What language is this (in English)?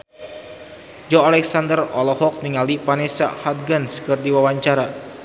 Sundanese